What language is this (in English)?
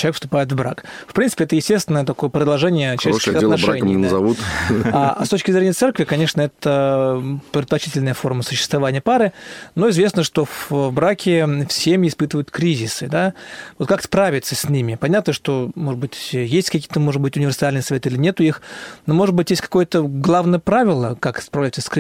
Russian